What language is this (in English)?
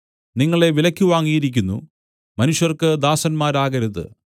Malayalam